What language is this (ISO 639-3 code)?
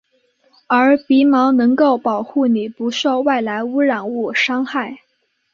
zho